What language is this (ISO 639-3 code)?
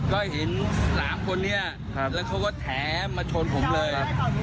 tha